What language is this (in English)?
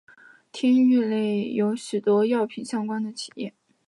Chinese